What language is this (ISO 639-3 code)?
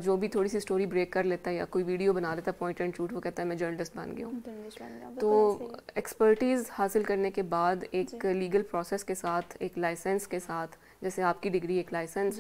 hin